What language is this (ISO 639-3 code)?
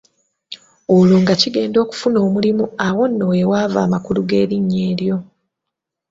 lug